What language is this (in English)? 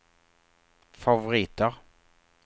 Swedish